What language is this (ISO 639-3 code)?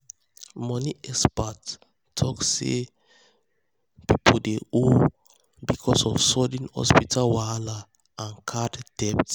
pcm